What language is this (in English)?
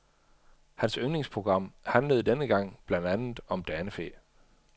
Danish